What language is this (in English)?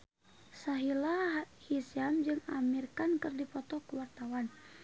Sundanese